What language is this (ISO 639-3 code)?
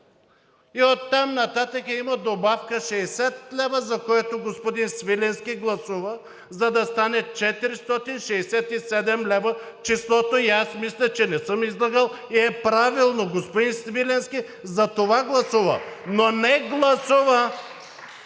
bul